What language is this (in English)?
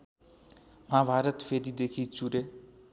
Nepali